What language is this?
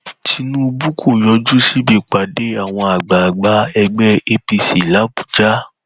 Yoruba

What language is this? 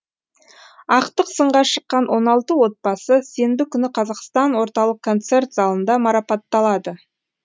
Kazakh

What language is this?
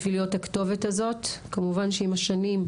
Hebrew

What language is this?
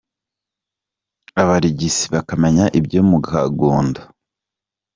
Kinyarwanda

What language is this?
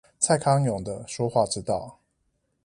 Chinese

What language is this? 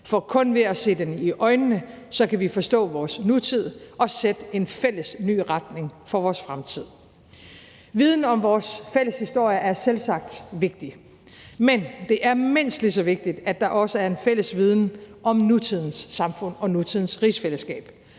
Danish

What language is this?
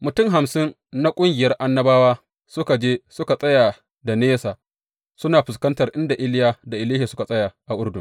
Hausa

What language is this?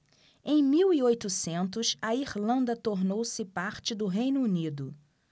Portuguese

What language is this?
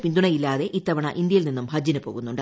Malayalam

